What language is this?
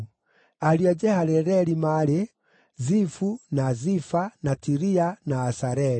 Kikuyu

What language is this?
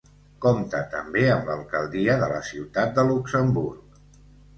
Catalan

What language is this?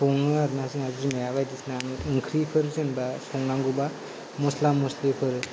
Bodo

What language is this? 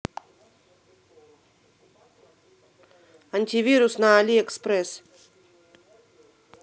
Russian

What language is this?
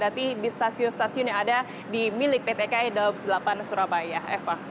Indonesian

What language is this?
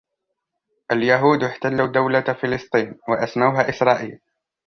Arabic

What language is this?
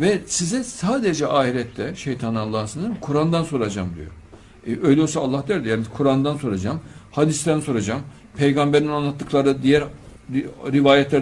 Turkish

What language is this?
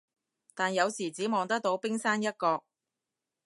Cantonese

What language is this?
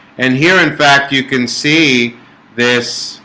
English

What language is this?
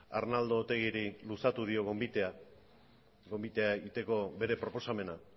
Basque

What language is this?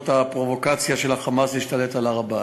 Hebrew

